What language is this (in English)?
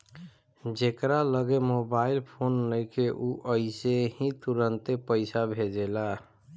Bhojpuri